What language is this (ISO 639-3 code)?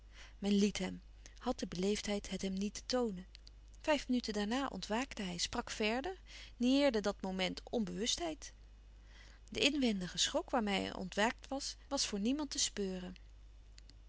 nld